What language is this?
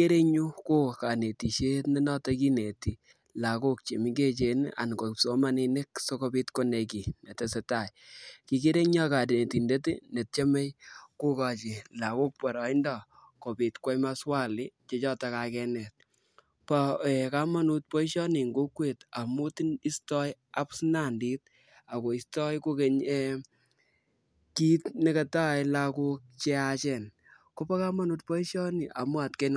Kalenjin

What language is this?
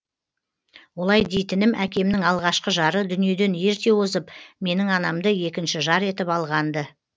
Kazakh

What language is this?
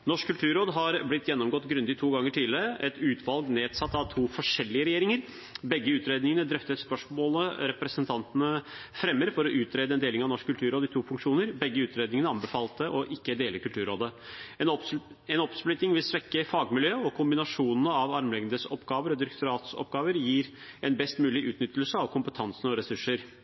Norwegian Bokmål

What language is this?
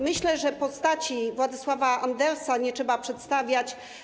Polish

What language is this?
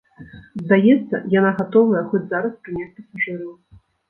Belarusian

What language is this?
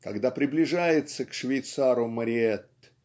Russian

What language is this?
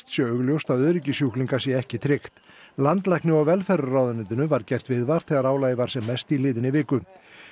Icelandic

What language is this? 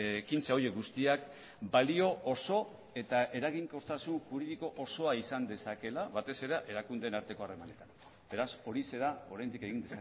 Basque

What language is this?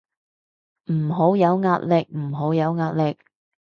Cantonese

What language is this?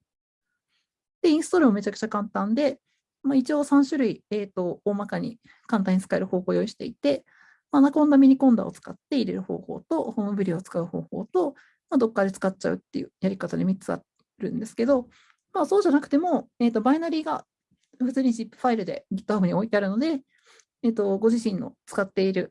Japanese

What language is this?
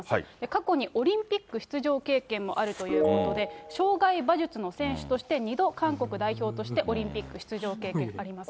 Japanese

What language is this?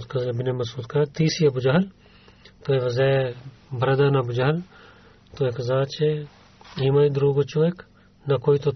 Bulgarian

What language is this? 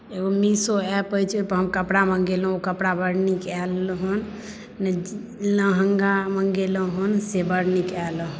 Maithili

